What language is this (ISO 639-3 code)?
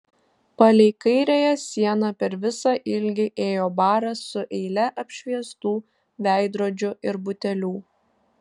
lit